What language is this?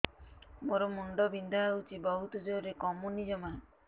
Odia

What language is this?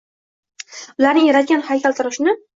Uzbek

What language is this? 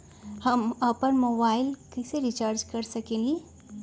Magahi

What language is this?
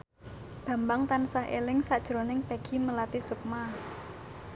Javanese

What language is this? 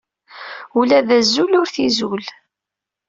Kabyle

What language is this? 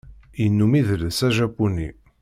Kabyle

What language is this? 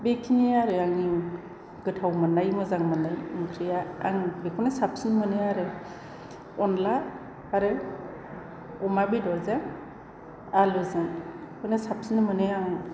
Bodo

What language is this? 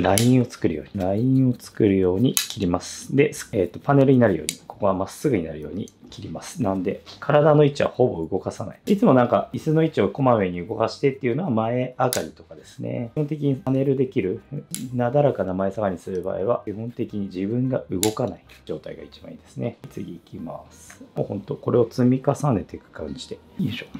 Japanese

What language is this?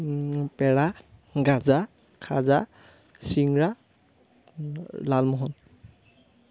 Assamese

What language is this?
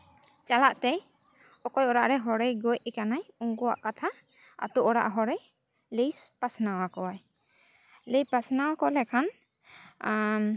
Santali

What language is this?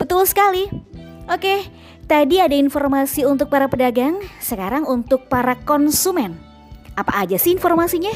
Indonesian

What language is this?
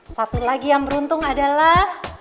Indonesian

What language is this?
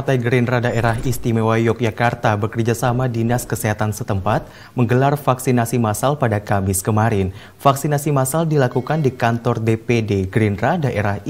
Indonesian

